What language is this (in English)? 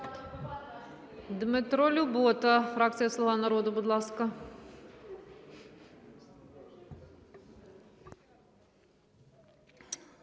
Ukrainian